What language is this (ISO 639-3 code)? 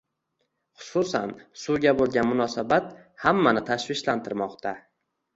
uzb